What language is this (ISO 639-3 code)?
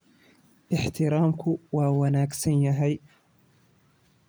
som